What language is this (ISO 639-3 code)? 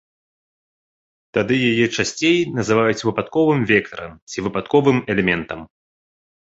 bel